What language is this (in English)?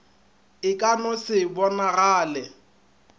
Northern Sotho